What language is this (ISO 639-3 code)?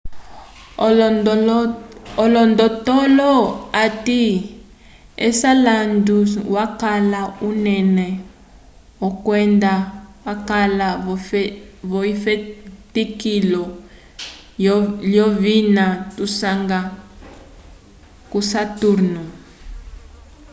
umb